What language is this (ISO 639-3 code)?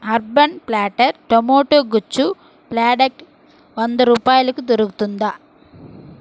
tel